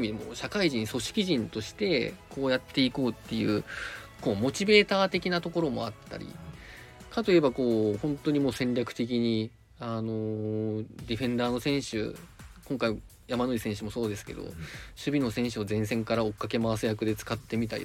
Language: Japanese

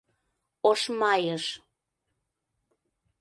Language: Mari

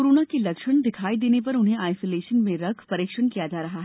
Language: Hindi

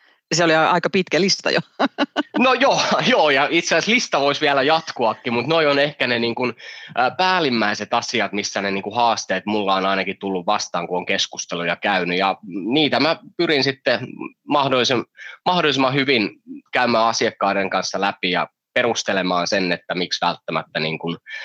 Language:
Finnish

